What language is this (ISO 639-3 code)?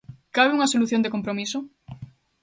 glg